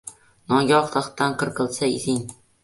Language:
Uzbek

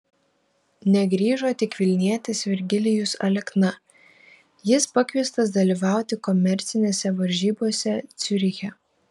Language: Lithuanian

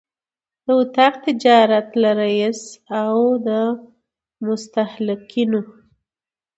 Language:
Pashto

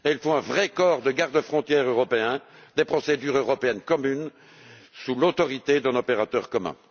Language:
French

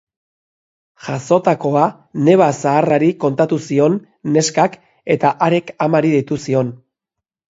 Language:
Basque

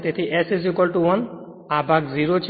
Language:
Gujarati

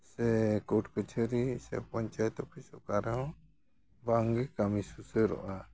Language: Santali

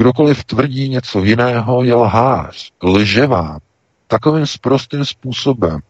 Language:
Czech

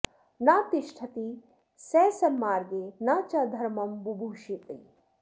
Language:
Sanskrit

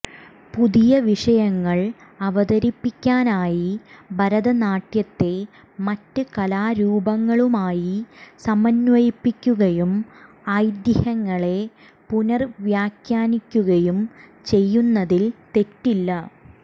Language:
Malayalam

